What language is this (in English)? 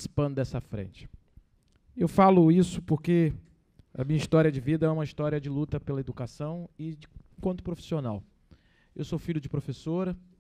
Portuguese